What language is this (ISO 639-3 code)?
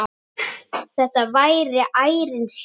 isl